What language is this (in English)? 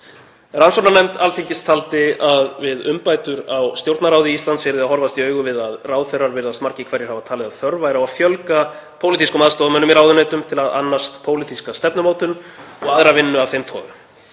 Icelandic